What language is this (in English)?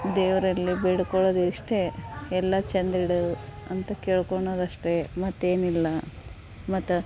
Kannada